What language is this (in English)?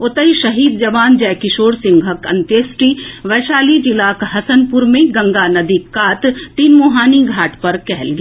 Maithili